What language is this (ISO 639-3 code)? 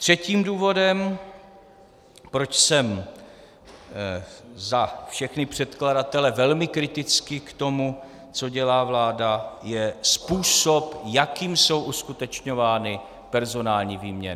ces